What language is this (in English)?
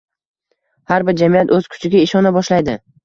Uzbek